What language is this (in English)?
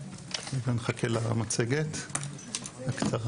Hebrew